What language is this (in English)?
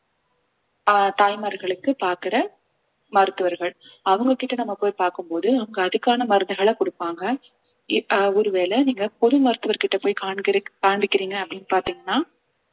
Tamil